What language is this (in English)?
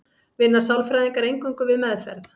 Icelandic